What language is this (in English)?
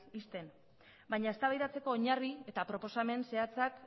Basque